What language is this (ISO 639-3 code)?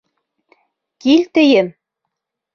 bak